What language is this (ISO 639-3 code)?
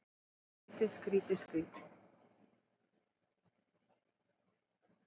isl